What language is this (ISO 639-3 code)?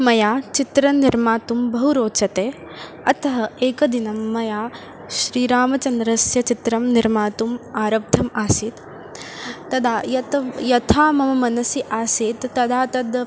san